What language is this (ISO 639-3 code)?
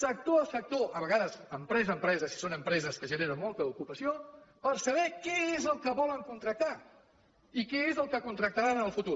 cat